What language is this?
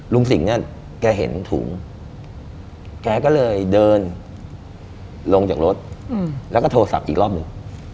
Thai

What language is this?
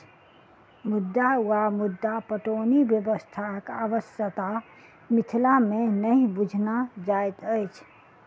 Maithili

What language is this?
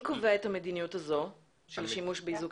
Hebrew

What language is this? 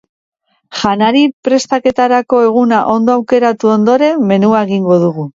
Basque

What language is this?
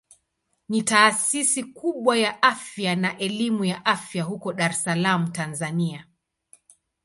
Swahili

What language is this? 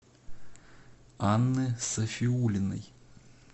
Russian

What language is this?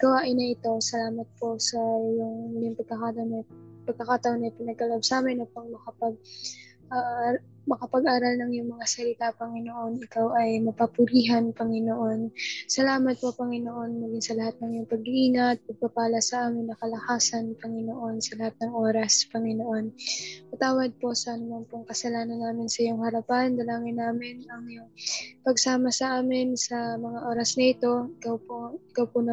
Filipino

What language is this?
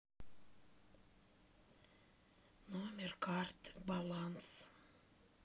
Russian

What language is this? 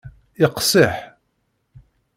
Kabyle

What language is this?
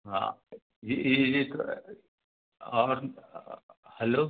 Hindi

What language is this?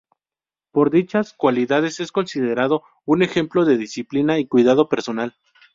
Spanish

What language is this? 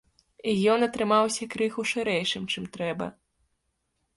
Belarusian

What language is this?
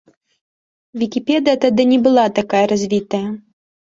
Belarusian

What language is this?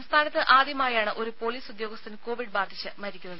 Malayalam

